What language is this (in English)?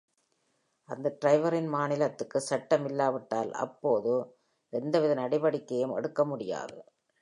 Tamil